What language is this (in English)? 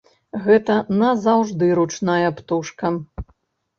Belarusian